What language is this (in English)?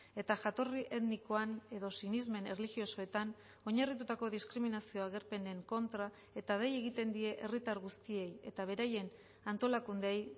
Basque